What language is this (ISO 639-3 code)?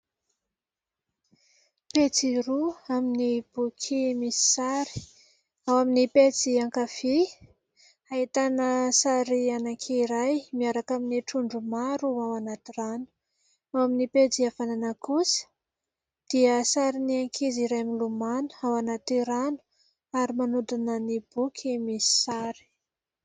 mlg